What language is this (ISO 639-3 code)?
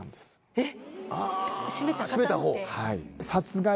jpn